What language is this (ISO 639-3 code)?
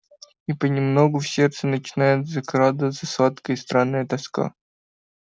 rus